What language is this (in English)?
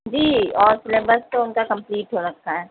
Urdu